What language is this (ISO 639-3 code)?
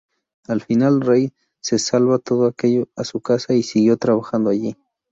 spa